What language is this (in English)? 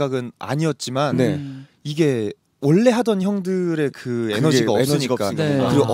Korean